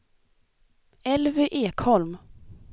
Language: Swedish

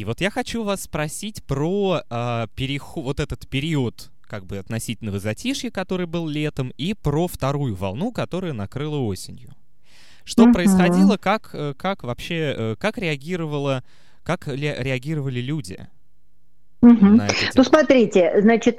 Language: Russian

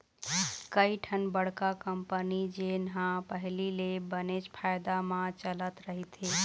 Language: Chhattisgarhi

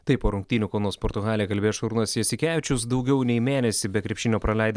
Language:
Lithuanian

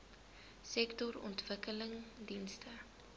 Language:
Afrikaans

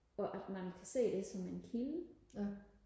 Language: Danish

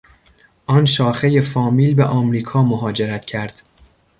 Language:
Persian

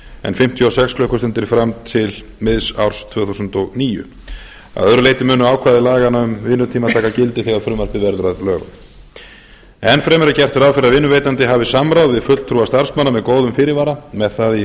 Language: Icelandic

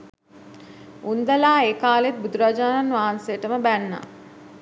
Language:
Sinhala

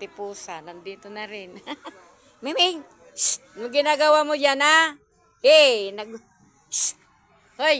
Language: Filipino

